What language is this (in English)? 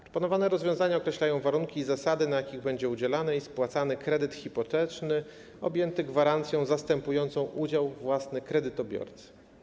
Polish